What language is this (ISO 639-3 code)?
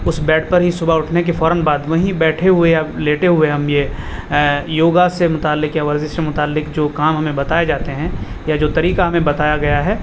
urd